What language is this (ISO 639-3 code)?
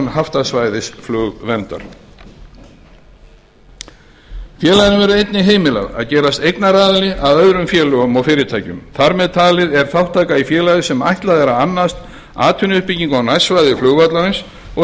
isl